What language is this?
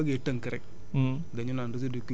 Wolof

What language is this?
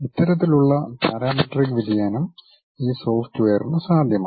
Malayalam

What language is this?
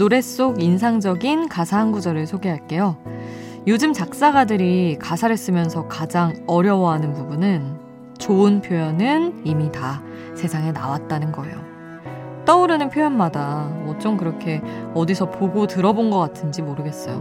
Korean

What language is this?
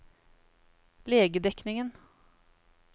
Norwegian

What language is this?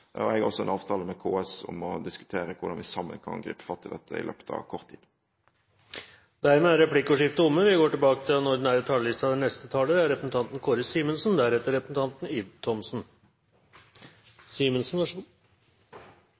Norwegian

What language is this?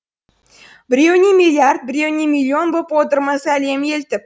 Kazakh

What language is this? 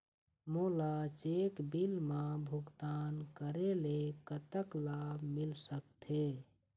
Chhattisgarhi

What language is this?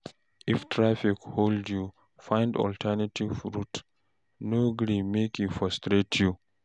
Nigerian Pidgin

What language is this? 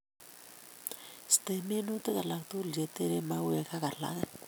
Kalenjin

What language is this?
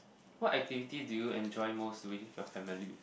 English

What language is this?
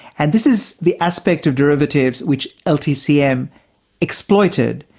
English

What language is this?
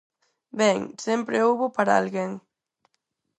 Galician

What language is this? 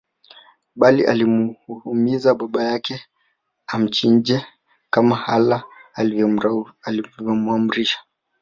Swahili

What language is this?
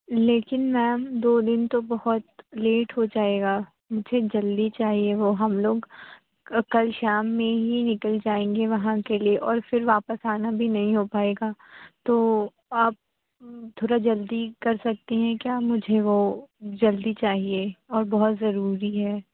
Urdu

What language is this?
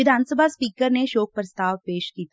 Punjabi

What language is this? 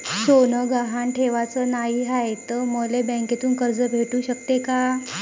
Marathi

